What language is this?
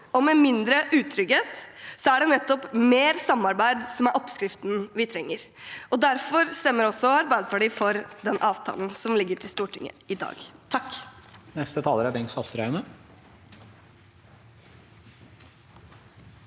Norwegian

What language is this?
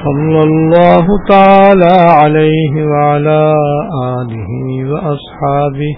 Urdu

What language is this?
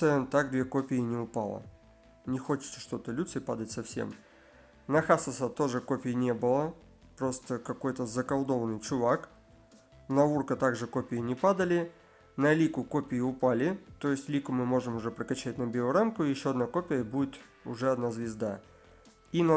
Russian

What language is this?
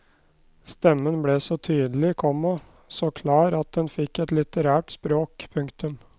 Norwegian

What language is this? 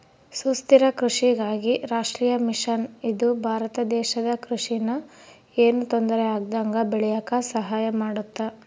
Kannada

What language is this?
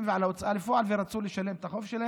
Hebrew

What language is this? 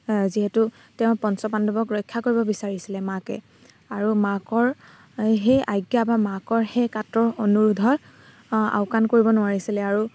Assamese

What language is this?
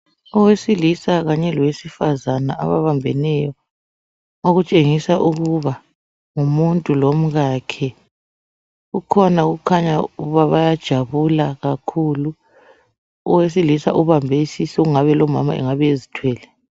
North Ndebele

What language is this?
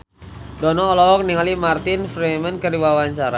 Sundanese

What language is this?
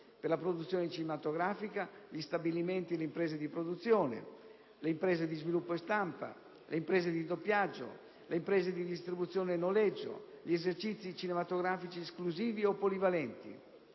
Italian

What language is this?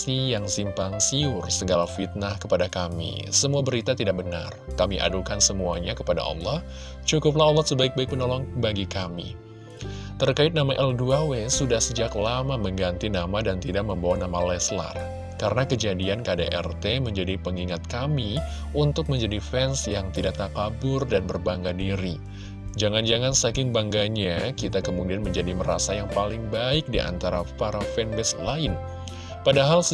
Indonesian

